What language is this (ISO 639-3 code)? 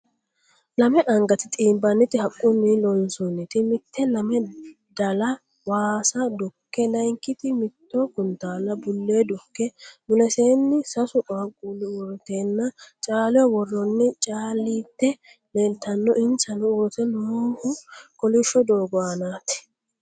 sid